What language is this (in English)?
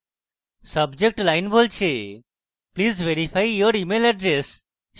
Bangla